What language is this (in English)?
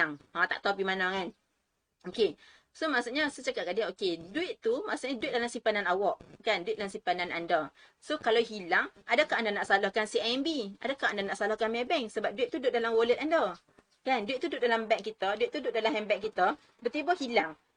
Malay